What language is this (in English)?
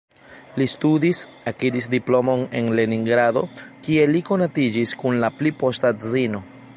Esperanto